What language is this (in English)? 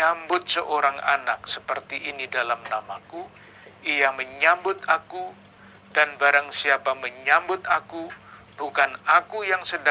Indonesian